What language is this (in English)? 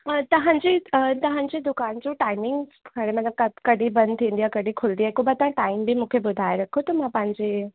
Sindhi